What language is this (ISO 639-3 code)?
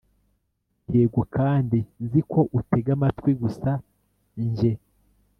kin